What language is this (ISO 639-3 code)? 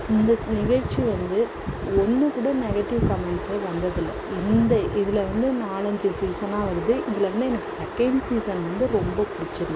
tam